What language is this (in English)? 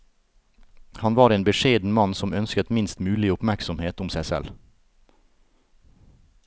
Norwegian